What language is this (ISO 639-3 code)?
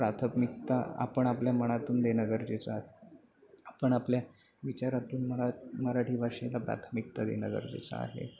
mar